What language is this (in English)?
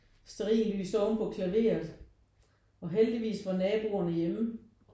Danish